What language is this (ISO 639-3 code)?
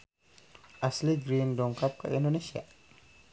sun